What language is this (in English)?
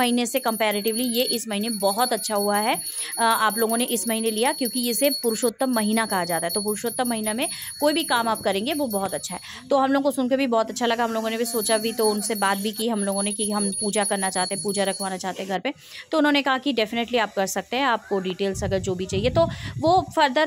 Hindi